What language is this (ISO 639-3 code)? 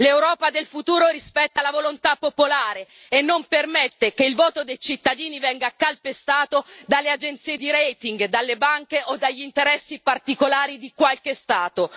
ita